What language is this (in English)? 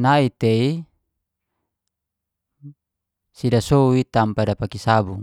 Geser-Gorom